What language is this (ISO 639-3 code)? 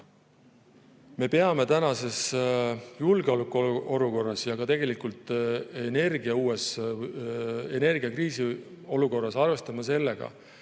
est